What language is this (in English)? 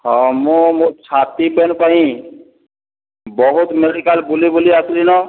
Odia